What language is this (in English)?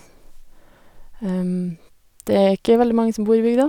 Norwegian